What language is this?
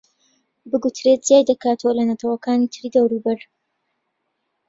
Central Kurdish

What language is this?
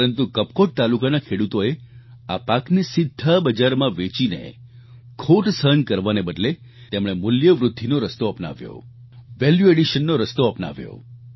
Gujarati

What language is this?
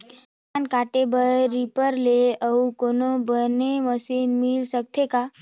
Chhattisgarhi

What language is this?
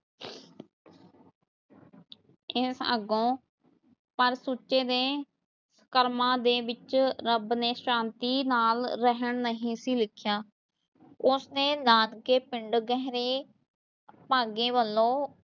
Punjabi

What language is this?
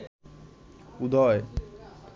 Bangla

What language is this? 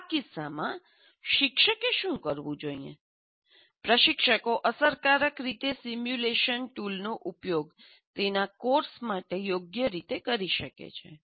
Gujarati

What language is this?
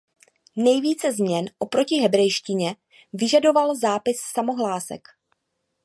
Czech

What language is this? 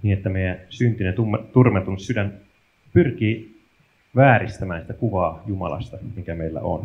Finnish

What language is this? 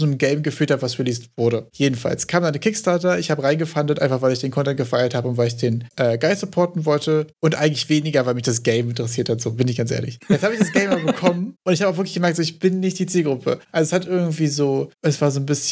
German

